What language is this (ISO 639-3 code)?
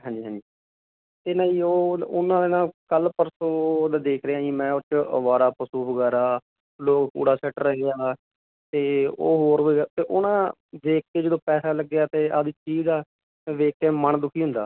pan